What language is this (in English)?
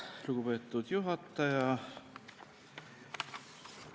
Estonian